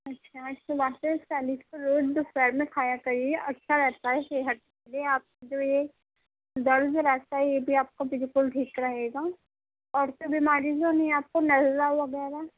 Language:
Urdu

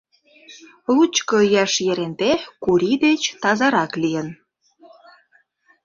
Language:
Mari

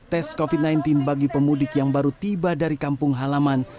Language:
Indonesian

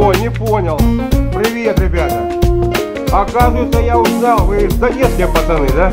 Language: Russian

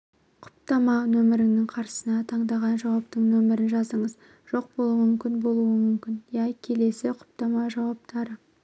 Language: Kazakh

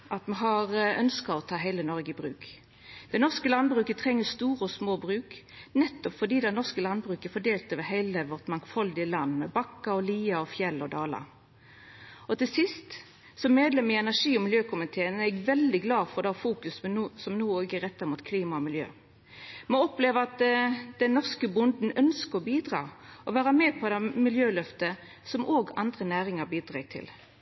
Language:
Norwegian Nynorsk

